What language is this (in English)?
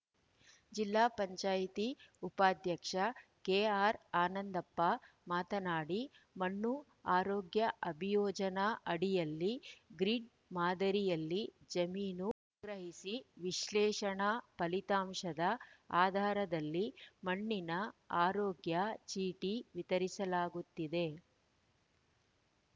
Kannada